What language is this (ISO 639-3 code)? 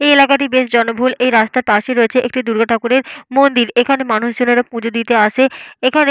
ben